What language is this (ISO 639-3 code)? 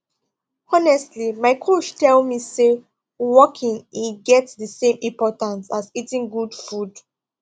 pcm